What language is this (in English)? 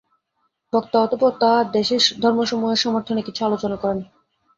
Bangla